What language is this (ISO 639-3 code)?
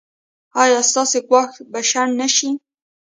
pus